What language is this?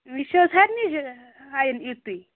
Kashmiri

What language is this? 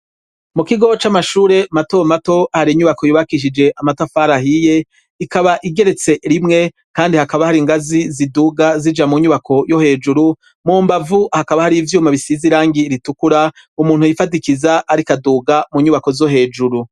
Rundi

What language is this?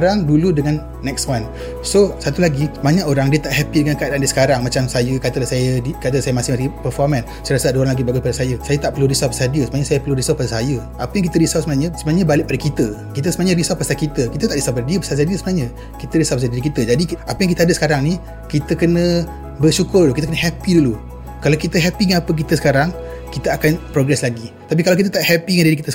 Malay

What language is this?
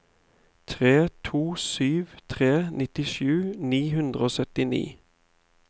Norwegian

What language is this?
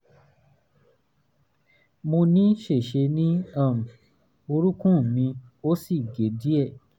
Yoruba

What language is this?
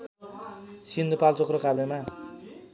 Nepali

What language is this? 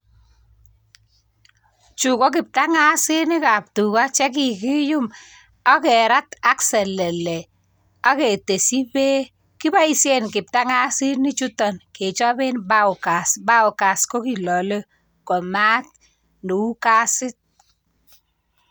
Kalenjin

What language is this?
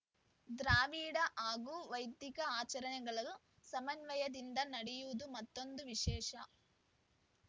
Kannada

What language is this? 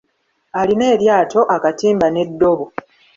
Ganda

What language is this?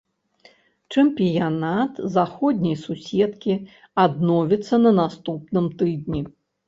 Belarusian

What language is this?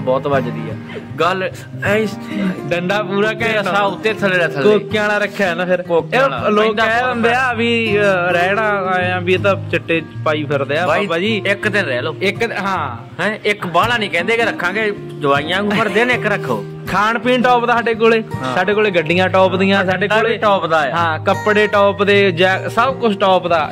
Punjabi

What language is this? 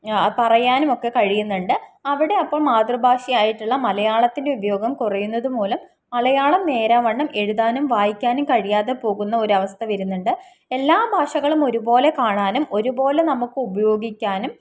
Malayalam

